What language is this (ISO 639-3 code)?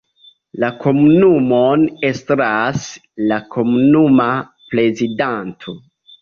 epo